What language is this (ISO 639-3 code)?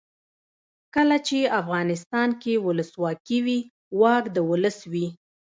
pus